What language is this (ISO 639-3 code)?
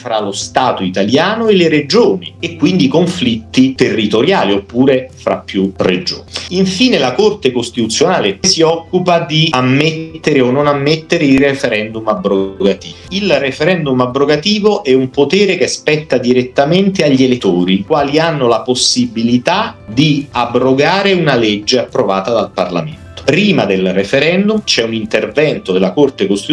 ita